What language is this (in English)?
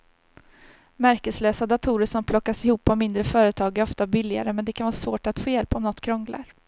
Swedish